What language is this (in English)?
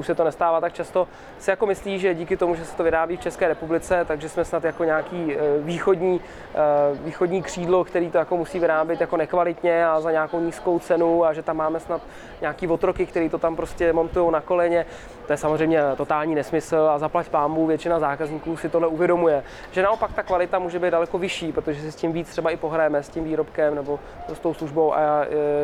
Czech